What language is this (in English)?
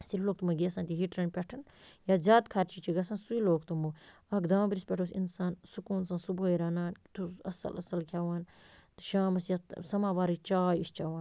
Kashmiri